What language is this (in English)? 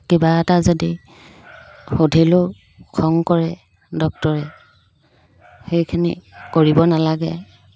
Assamese